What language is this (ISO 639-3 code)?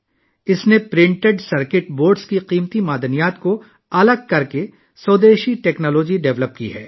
urd